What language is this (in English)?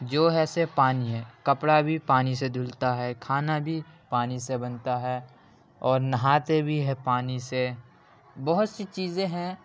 Urdu